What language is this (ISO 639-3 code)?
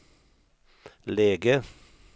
swe